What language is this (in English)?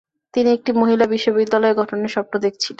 Bangla